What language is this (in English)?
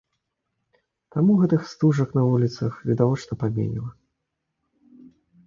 Belarusian